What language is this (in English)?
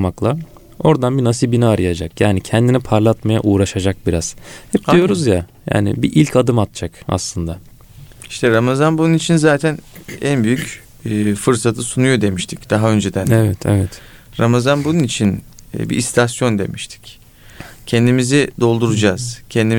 Turkish